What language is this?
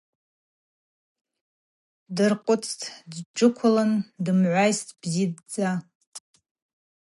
Abaza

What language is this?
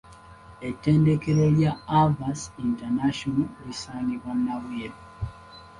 Ganda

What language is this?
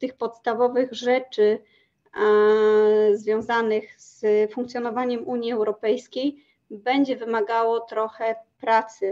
Polish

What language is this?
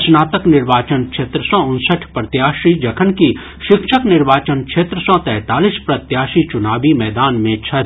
Maithili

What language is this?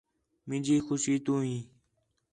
Khetrani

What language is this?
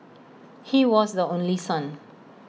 English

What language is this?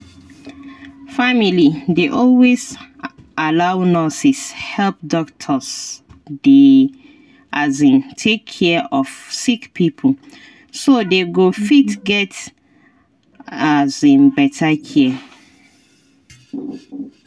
Nigerian Pidgin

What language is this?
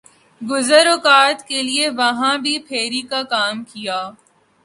Urdu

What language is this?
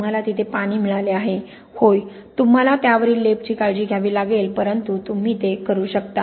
Marathi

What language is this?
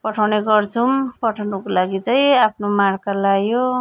Nepali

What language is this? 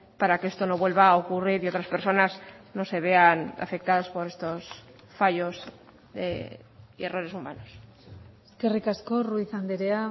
Spanish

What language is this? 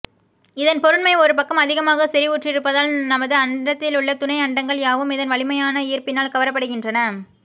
Tamil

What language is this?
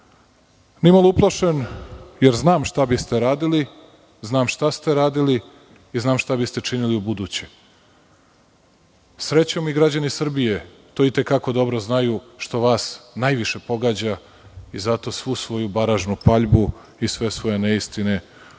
Serbian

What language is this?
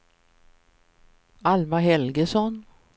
Swedish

